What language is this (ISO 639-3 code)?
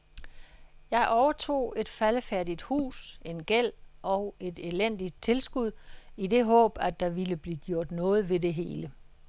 dan